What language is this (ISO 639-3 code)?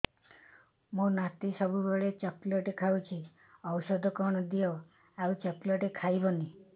ori